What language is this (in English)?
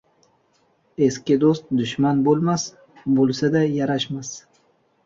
Uzbek